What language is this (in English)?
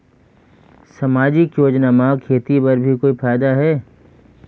Chhattisgarhi